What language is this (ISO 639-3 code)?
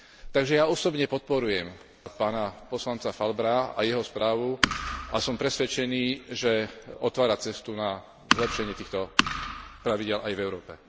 slk